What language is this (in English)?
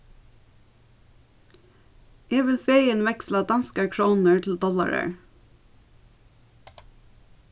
Faroese